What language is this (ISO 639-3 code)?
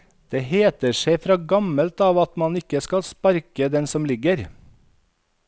nor